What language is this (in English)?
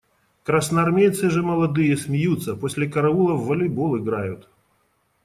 Russian